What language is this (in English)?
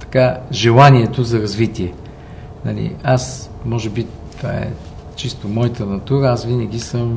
Bulgarian